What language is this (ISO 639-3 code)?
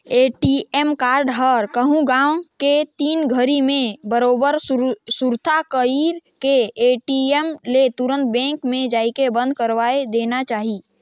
hne